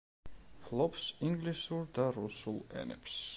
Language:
Georgian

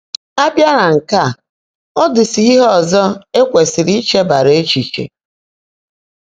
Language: Igbo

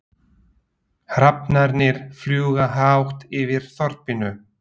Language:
Icelandic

